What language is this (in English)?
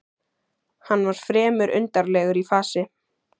Icelandic